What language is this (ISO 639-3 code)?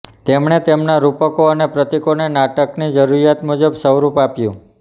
guj